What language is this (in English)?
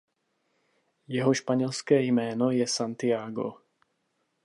Czech